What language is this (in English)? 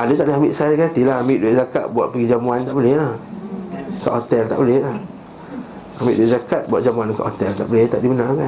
Malay